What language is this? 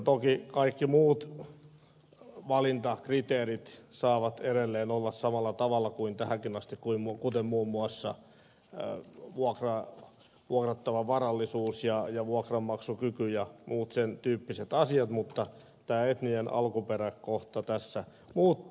Finnish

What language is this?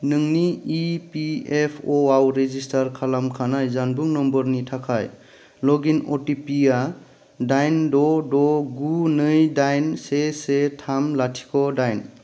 Bodo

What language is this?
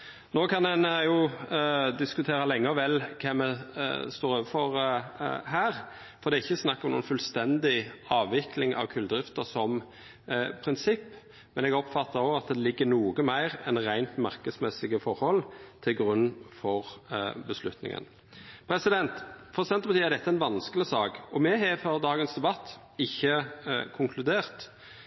Norwegian Nynorsk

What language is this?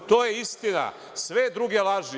Serbian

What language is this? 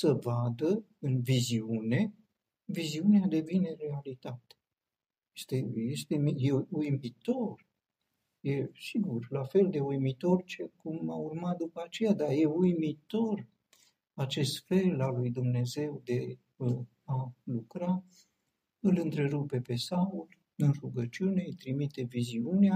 Romanian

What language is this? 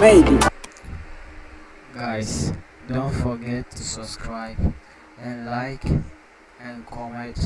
English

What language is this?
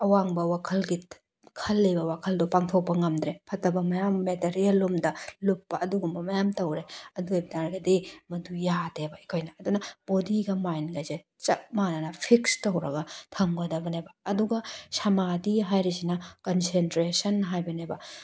Manipuri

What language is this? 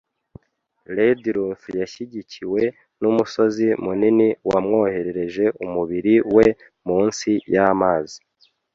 Kinyarwanda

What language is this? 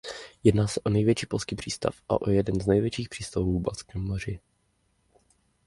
Czech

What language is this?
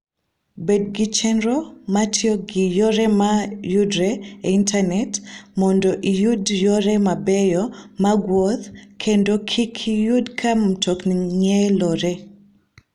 Luo (Kenya and Tanzania)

